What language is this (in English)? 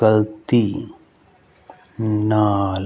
Punjabi